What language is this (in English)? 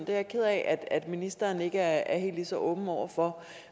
Danish